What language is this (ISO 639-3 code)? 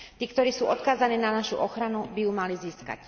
slk